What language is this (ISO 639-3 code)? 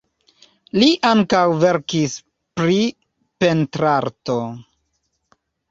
epo